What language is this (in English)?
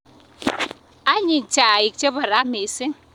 Kalenjin